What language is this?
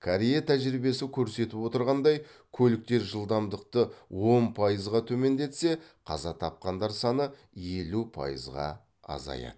Kazakh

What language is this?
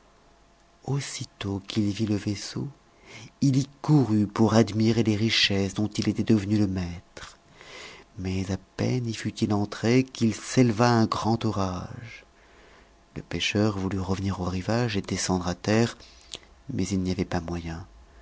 French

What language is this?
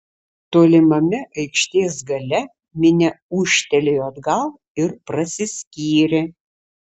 Lithuanian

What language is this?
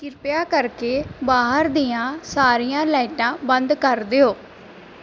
Punjabi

